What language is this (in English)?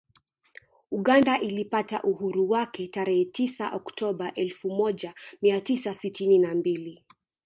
Swahili